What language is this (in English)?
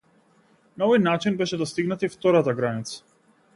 Macedonian